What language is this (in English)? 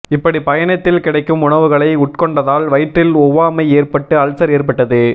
Tamil